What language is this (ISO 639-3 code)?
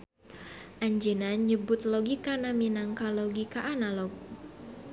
sun